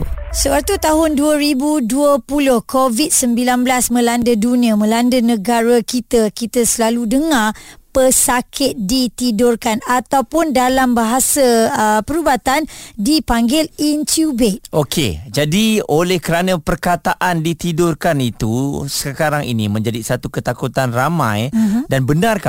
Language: Malay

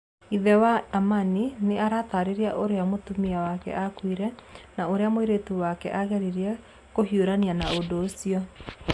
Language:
Kikuyu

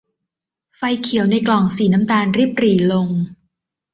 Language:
Thai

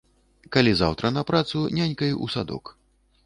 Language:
Belarusian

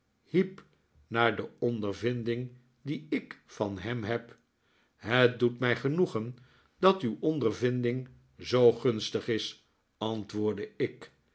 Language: Dutch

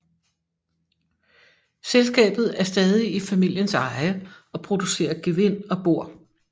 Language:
Danish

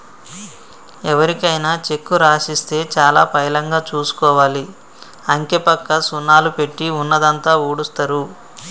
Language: Telugu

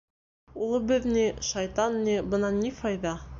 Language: Bashkir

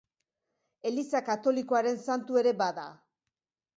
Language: Basque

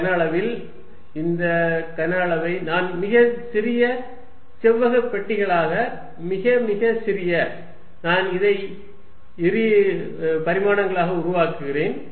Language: Tamil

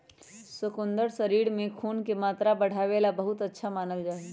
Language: Magahi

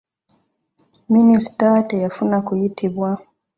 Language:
Ganda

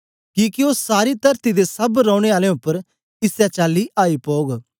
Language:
Dogri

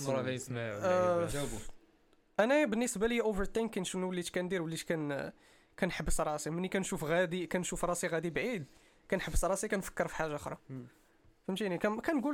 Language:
Arabic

